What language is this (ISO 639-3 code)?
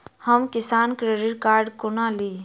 mai